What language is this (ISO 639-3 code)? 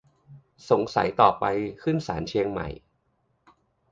tha